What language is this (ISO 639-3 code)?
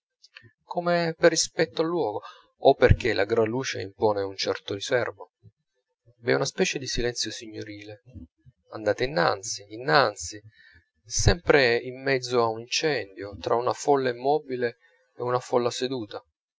ita